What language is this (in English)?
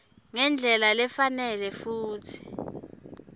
Swati